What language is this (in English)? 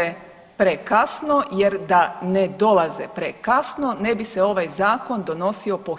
Croatian